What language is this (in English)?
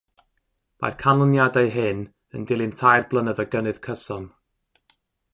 Welsh